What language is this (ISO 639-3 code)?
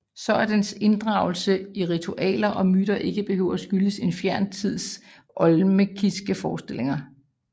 dan